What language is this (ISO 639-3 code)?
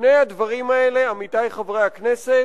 heb